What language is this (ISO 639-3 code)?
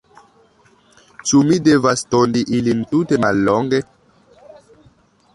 epo